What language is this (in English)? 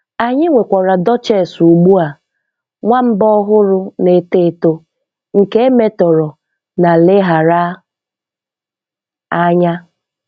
Igbo